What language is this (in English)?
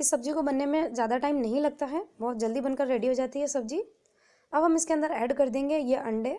Hindi